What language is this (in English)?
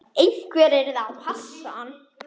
Icelandic